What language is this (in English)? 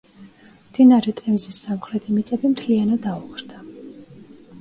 Georgian